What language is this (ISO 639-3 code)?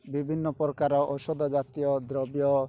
ori